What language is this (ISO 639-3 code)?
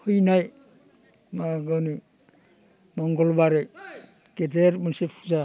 brx